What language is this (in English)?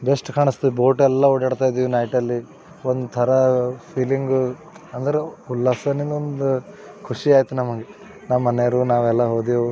Kannada